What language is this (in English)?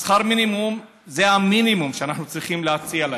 Hebrew